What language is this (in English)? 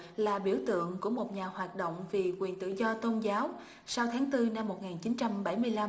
Vietnamese